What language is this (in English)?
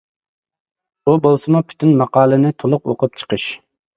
Uyghur